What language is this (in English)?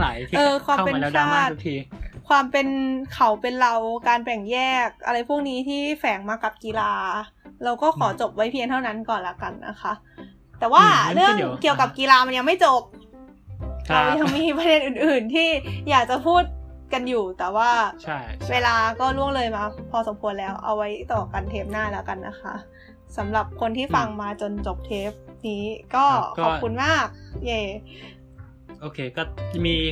Thai